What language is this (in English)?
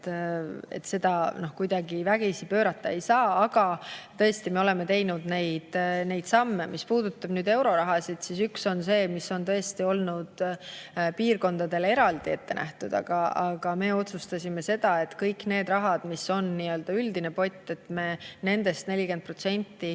Estonian